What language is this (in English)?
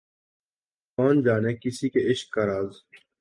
Urdu